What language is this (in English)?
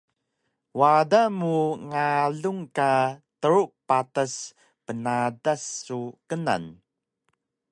Taroko